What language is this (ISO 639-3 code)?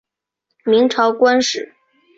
zho